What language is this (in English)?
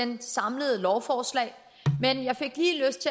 Danish